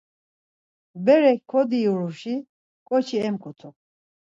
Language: Laz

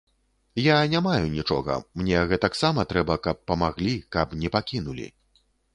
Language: Belarusian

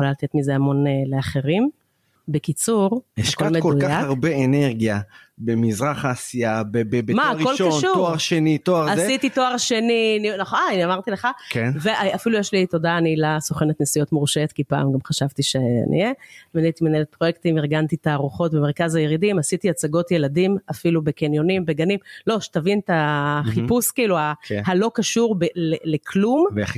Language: Hebrew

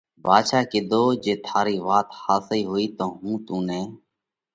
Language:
Parkari Koli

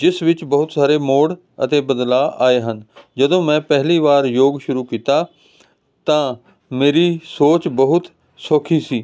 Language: Punjabi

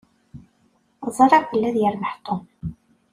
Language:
Kabyle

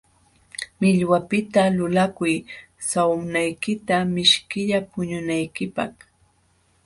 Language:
Jauja Wanca Quechua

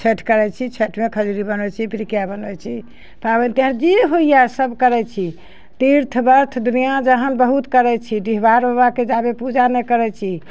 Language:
Maithili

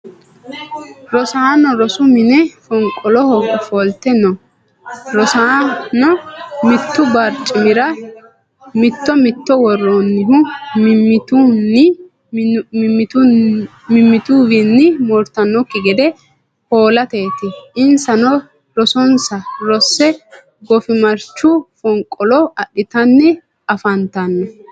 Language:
Sidamo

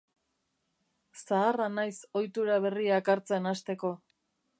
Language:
Basque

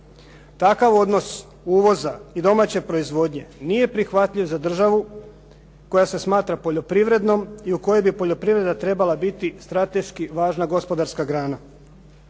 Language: Croatian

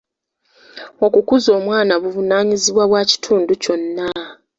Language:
Ganda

